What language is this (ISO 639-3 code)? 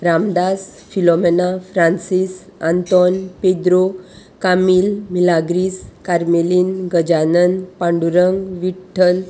kok